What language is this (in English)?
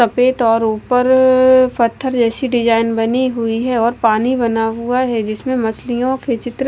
Hindi